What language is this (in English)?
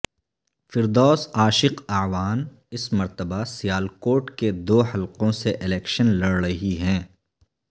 Urdu